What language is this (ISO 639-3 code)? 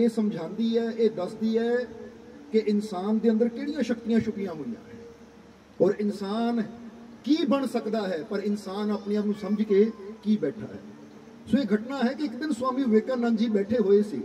pan